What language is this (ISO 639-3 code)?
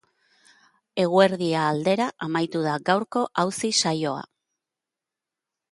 eus